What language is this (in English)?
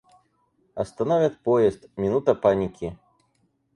Russian